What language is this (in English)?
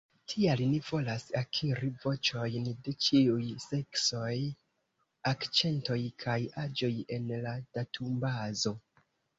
Esperanto